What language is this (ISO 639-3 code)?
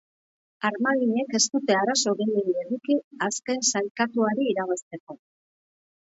eus